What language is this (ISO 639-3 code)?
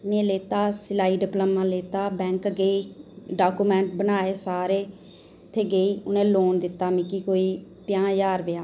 doi